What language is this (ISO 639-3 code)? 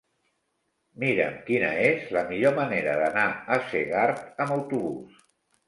cat